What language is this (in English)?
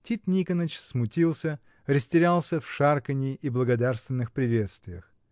Russian